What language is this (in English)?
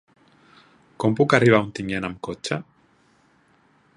Catalan